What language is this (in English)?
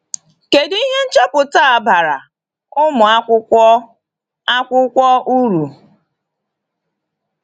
Igbo